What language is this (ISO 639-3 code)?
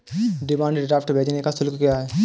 hin